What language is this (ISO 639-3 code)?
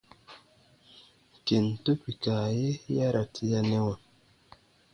bba